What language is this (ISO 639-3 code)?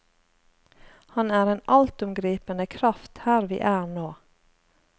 nor